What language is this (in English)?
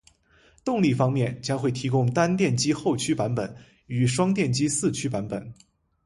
Chinese